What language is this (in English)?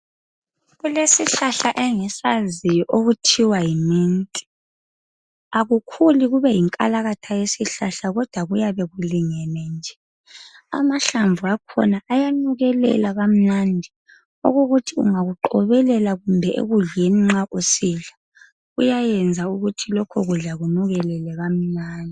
North Ndebele